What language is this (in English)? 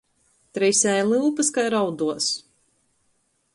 Latgalian